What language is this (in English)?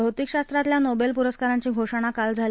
Marathi